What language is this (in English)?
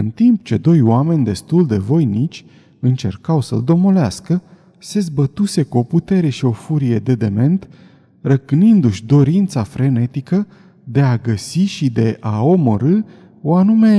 Romanian